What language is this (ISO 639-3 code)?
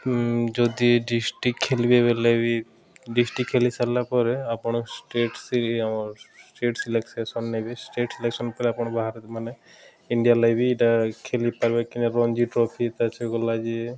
ori